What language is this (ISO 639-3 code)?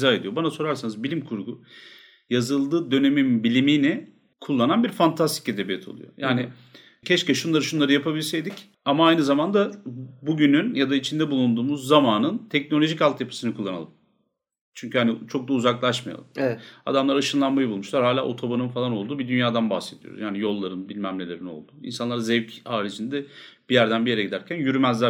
tur